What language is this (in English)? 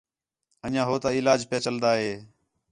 Khetrani